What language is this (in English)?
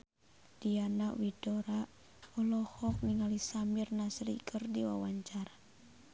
Sundanese